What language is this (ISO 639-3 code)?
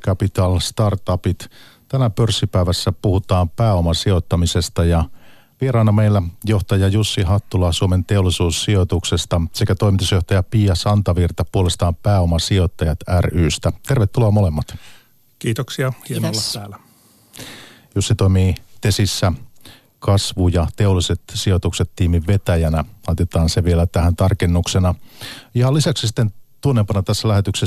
fin